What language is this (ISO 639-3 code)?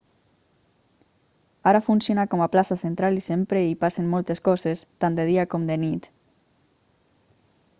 cat